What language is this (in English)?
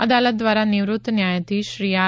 Gujarati